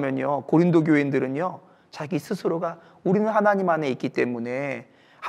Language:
Korean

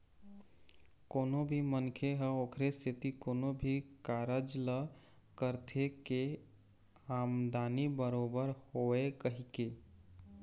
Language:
Chhattisgarhi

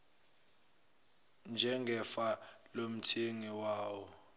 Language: Zulu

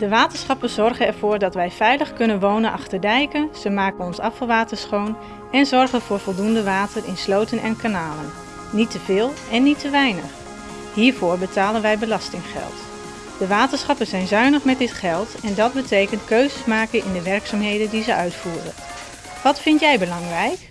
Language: Dutch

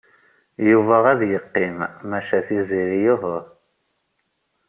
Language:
Kabyle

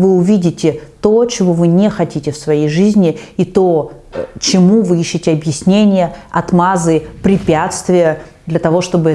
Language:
Russian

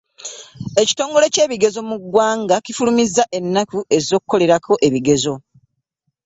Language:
Ganda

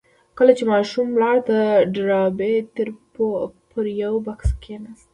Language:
Pashto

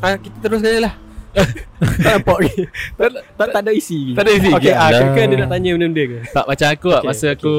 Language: Malay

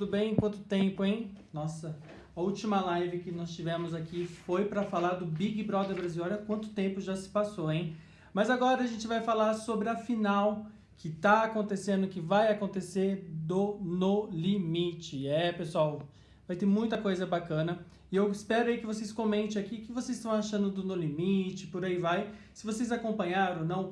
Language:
Portuguese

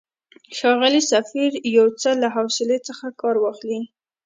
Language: Pashto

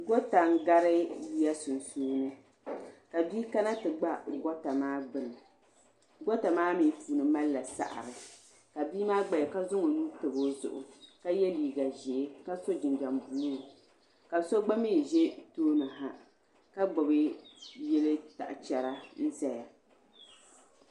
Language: Dagbani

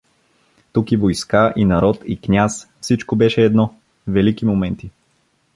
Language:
Bulgarian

